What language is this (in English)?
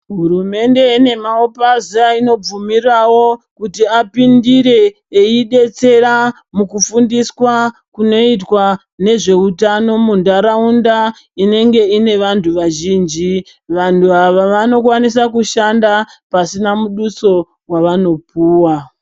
Ndau